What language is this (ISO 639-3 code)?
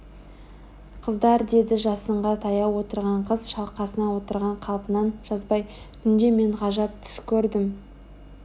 kaz